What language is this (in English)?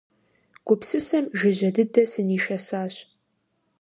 Kabardian